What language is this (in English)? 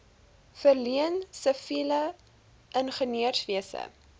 Afrikaans